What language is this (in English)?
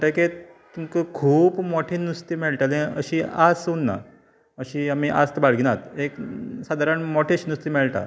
Konkani